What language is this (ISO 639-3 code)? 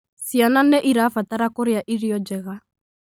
kik